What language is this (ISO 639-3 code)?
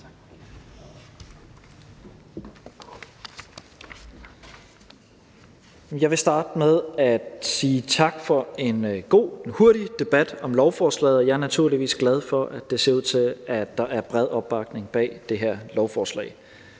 dan